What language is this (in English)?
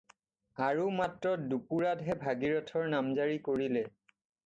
Assamese